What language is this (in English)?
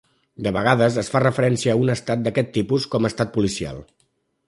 Catalan